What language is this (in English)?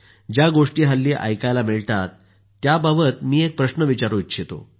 Marathi